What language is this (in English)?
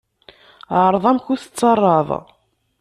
Kabyle